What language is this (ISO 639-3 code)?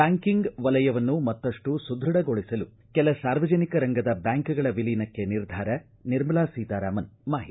kan